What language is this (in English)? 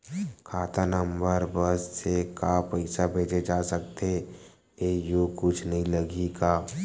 Chhattisgarhi